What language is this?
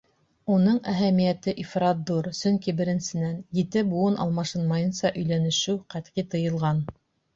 Bashkir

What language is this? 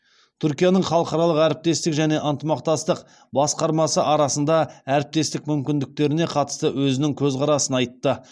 Kazakh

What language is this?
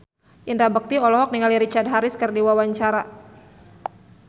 Sundanese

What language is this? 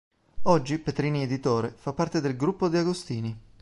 Italian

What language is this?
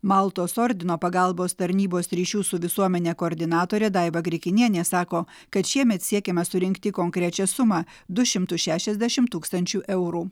Lithuanian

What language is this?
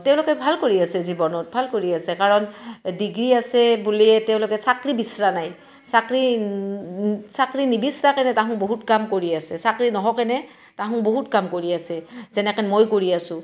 Assamese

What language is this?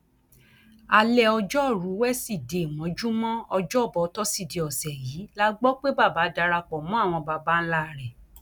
Yoruba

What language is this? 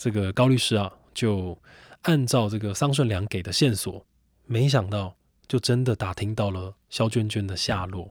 Chinese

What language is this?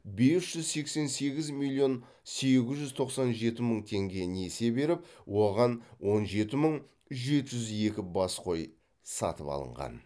Kazakh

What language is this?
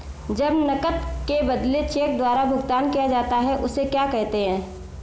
Hindi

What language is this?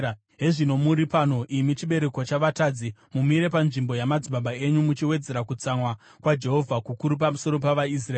Shona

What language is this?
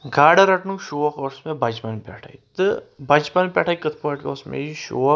Kashmiri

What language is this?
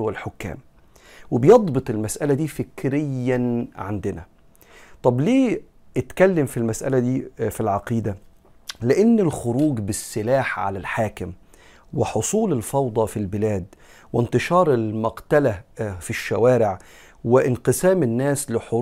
Arabic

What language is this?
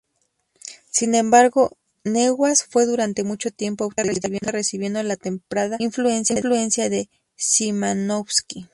Spanish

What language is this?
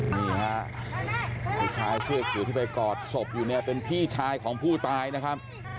Thai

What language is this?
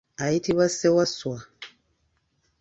Ganda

